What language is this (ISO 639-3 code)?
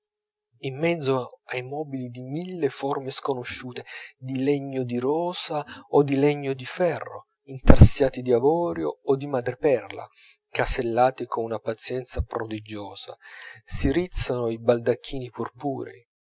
ita